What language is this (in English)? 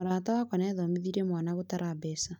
Kikuyu